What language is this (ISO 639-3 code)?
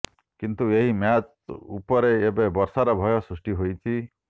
ori